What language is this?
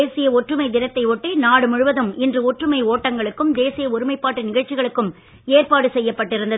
Tamil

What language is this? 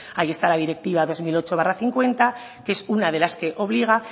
Spanish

